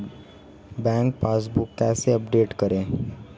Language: Hindi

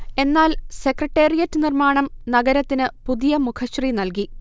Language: Malayalam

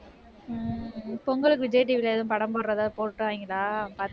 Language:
Tamil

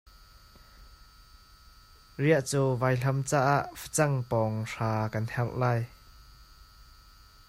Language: Hakha Chin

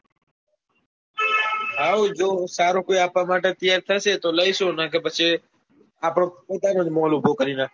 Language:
Gujarati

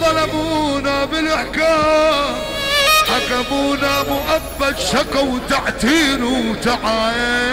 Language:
Arabic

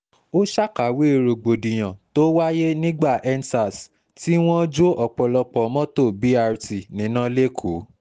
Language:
Yoruba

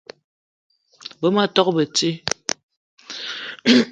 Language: Eton (Cameroon)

